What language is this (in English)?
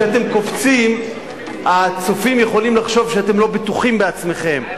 Hebrew